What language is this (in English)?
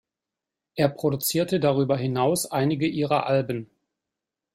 German